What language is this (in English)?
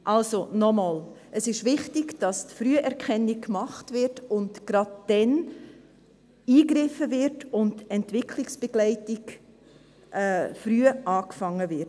Swiss German